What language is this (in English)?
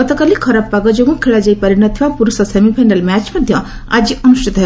Odia